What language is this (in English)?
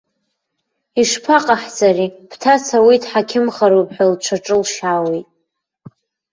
Abkhazian